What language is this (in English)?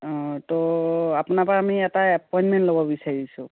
Assamese